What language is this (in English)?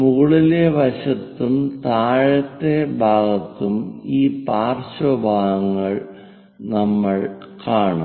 Malayalam